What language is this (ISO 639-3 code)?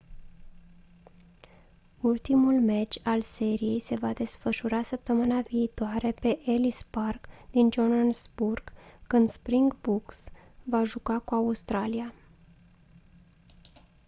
ron